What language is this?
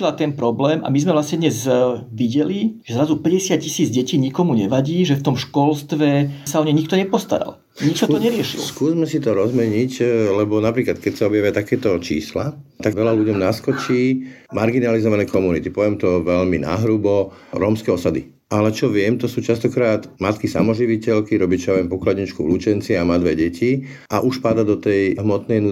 Slovak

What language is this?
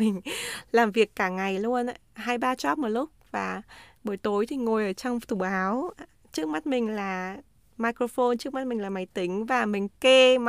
Vietnamese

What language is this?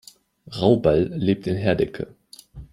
German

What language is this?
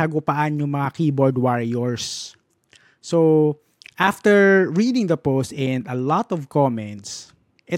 Filipino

